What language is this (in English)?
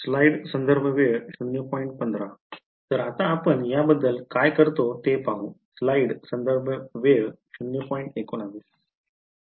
Marathi